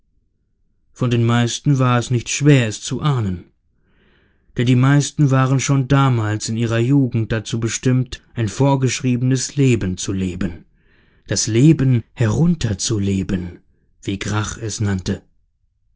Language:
German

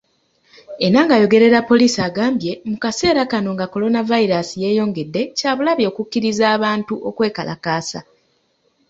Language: Ganda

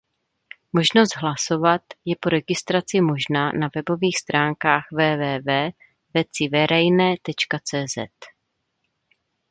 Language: Czech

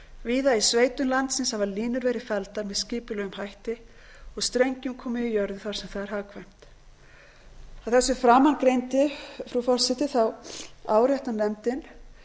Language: Icelandic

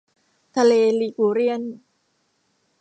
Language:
Thai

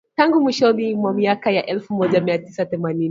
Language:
Swahili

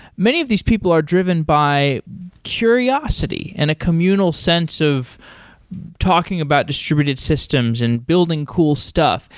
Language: English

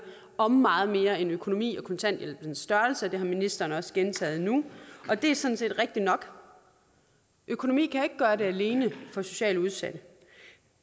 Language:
Danish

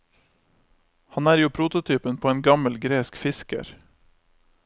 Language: Norwegian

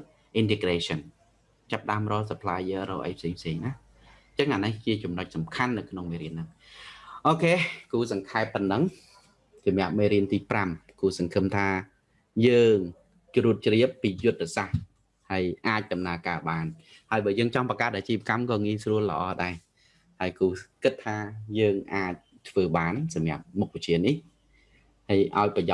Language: Vietnamese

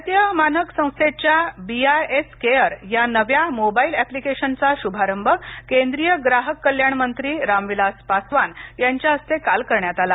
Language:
Marathi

